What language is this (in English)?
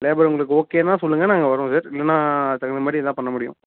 Tamil